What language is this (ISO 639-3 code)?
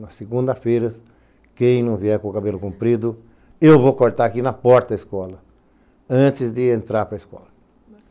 por